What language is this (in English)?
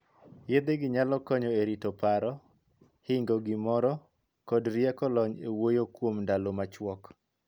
Luo (Kenya and Tanzania)